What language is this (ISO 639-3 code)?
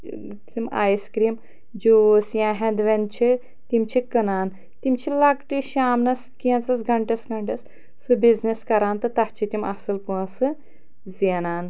kas